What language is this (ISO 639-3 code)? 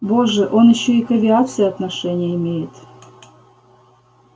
rus